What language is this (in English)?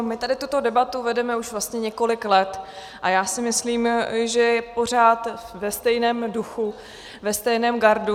Czech